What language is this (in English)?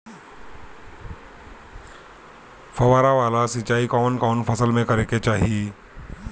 Bhojpuri